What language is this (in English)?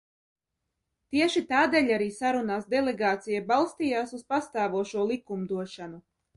Latvian